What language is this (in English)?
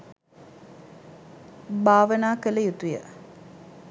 Sinhala